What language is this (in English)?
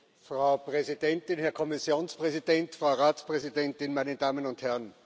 German